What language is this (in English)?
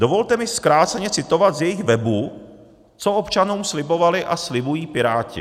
Czech